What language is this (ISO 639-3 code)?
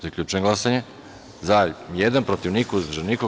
srp